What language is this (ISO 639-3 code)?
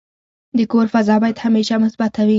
pus